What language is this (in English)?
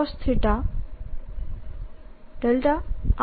Gujarati